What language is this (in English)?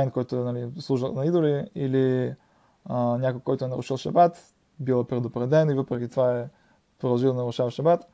Bulgarian